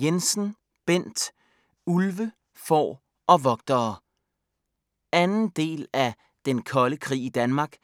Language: Danish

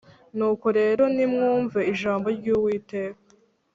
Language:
Kinyarwanda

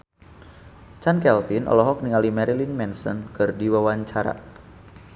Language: Sundanese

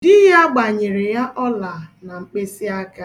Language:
Igbo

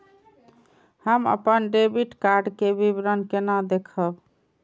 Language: Maithili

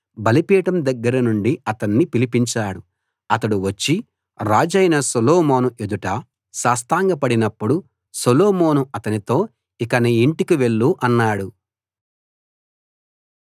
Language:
Telugu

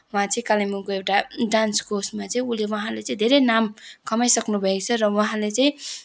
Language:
Nepali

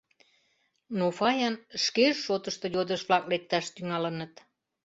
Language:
Mari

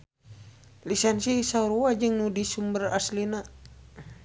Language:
Sundanese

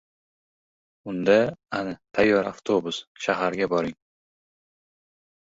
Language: Uzbek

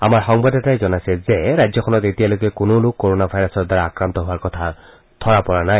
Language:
Assamese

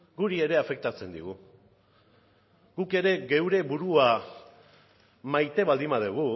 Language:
Basque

